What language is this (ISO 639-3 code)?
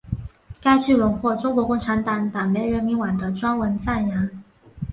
zho